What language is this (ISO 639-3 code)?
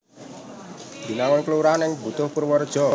jav